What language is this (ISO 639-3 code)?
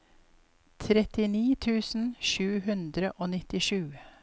nor